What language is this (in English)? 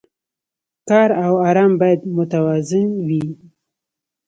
Pashto